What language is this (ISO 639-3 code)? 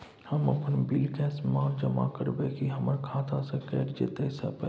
mai